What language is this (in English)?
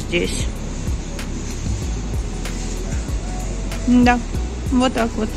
Russian